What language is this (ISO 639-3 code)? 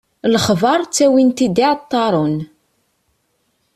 kab